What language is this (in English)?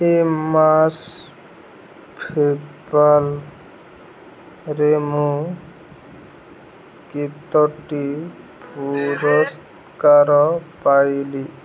Odia